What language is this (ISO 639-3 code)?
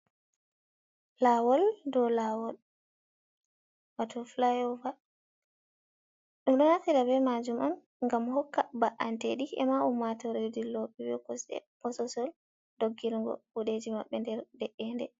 ful